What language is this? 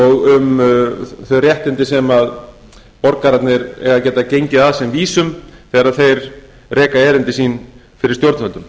Icelandic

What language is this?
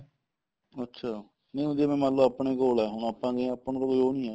Punjabi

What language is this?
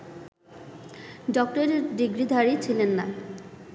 Bangla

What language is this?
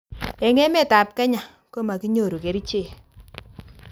Kalenjin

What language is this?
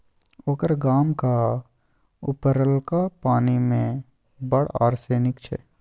Maithili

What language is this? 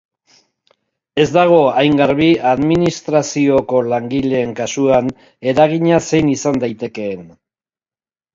Basque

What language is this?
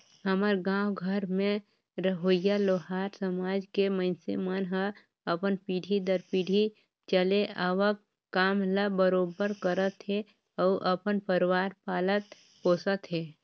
Chhattisgarhi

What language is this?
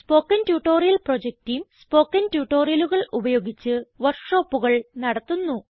Malayalam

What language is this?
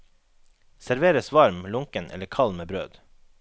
Norwegian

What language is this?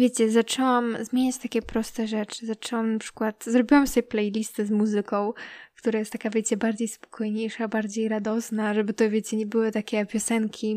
Polish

